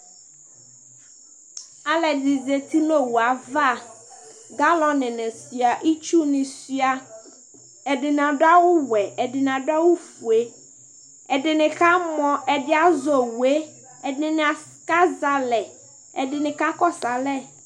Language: Ikposo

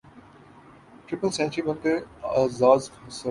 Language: Urdu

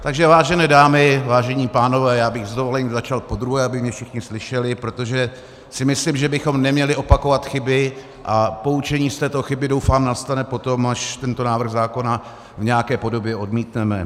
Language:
Czech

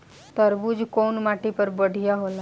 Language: Bhojpuri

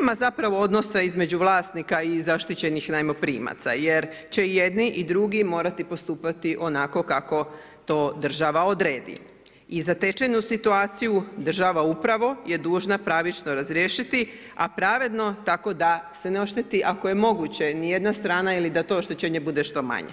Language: Croatian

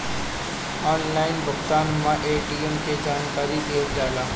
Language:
Bhojpuri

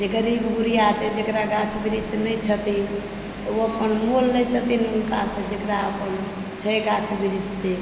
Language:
Maithili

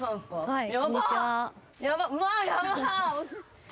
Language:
Japanese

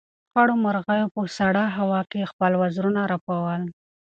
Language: Pashto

